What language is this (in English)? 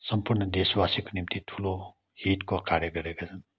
Nepali